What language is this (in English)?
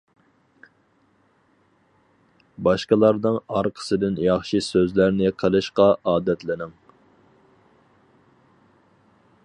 Uyghur